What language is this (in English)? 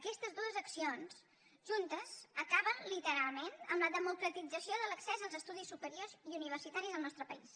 Catalan